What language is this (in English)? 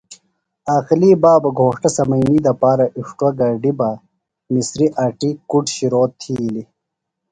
Phalura